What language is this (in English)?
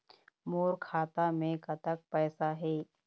Chhattisgarhi